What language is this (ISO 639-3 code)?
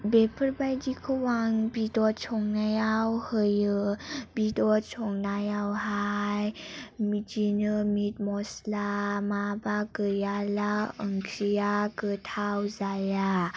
brx